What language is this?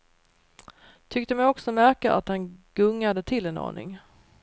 Swedish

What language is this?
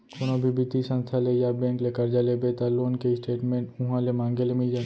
Chhattisgarhi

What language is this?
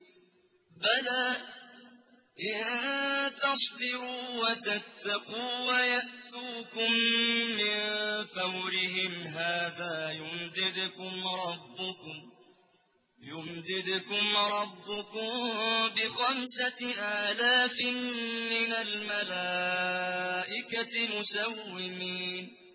Arabic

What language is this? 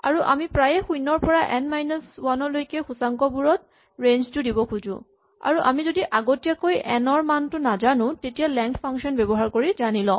Assamese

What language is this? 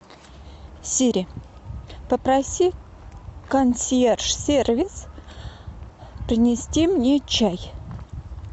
Russian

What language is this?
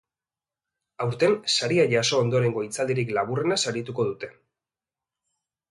Basque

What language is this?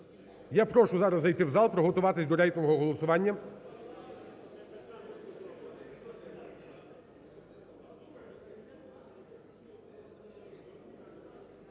Ukrainian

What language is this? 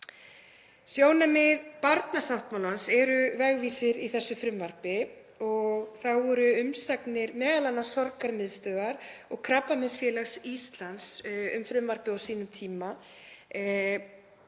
Icelandic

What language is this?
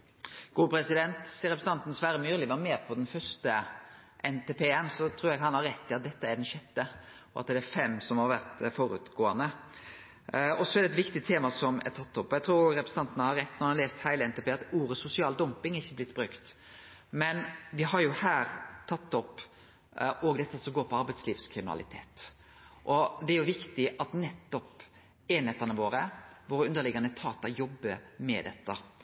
Norwegian Nynorsk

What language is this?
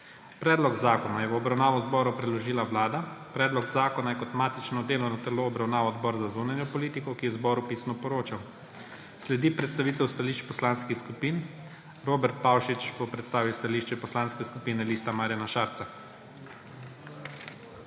Slovenian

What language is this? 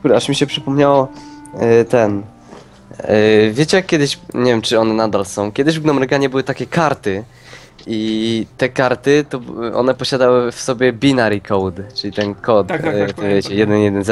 Polish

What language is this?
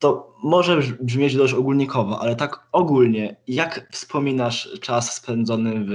Polish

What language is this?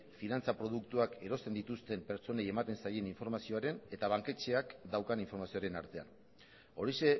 Basque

